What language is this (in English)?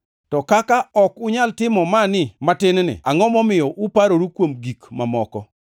Luo (Kenya and Tanzania)